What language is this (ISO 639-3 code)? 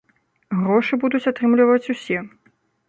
bel